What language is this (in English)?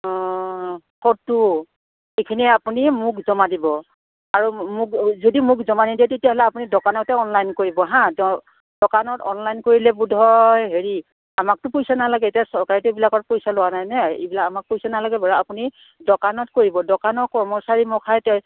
Assamese